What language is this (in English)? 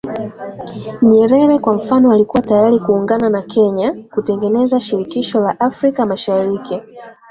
Swahili